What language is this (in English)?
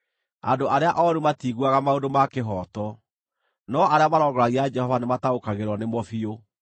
Kikuyu